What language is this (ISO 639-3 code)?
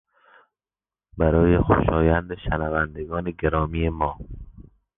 fas